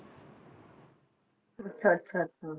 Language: Punjabi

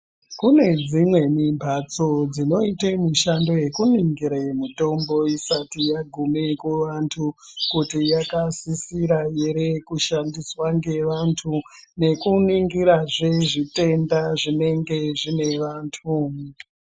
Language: Ndau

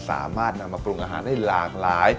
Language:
Thai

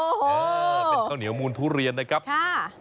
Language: Thai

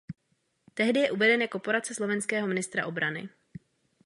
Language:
Czech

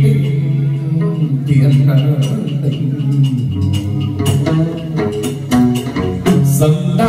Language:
Vietnamese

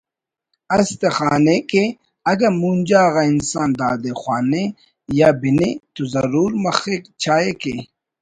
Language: Brahui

